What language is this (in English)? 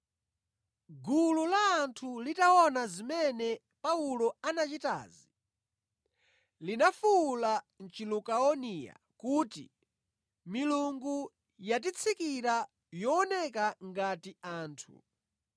Nyanja